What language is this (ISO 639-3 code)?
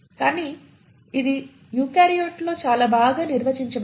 tel